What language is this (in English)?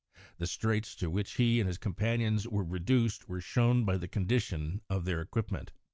English